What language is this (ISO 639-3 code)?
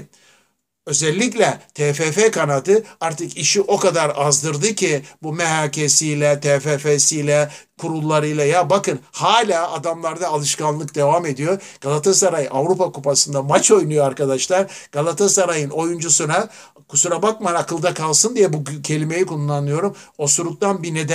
tur